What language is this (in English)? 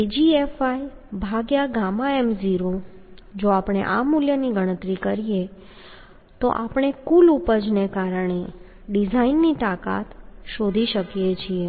Gujarati